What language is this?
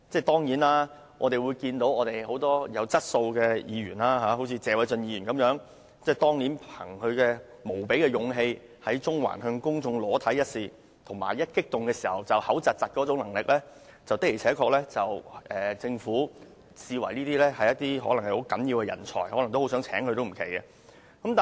Cantonese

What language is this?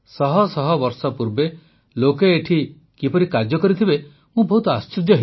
Odia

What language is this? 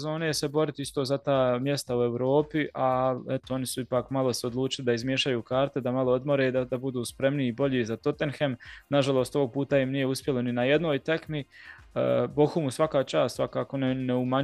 Croatian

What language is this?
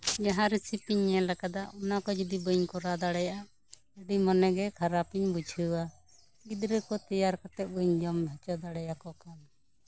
Santali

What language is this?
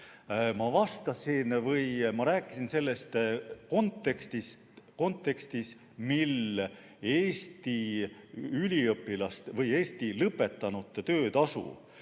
Estonian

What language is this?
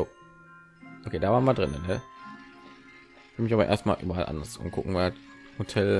German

